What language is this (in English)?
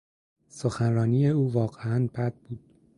Persian